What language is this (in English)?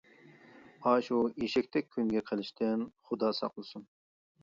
Uyghur